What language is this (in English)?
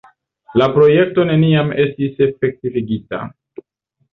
Esperanto